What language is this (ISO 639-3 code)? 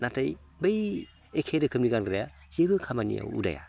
brx